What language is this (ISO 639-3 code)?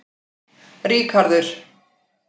isl